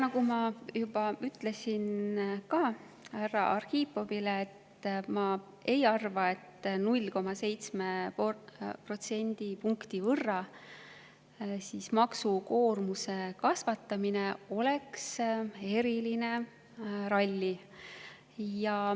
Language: Estonian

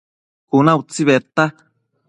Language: Matsés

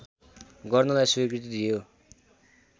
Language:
Nepali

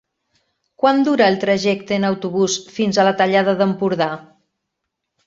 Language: Catalan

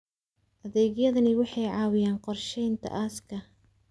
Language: Somali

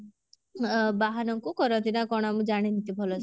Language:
Odia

